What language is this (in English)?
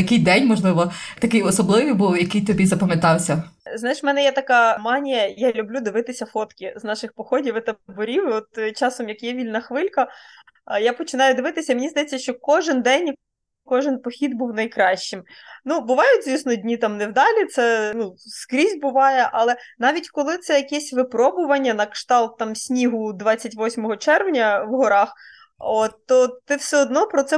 Ukrainian